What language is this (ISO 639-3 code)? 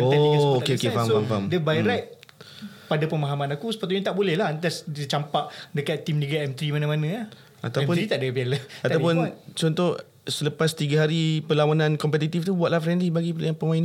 msa